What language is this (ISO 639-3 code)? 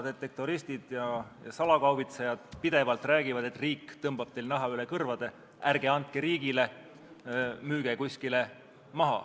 est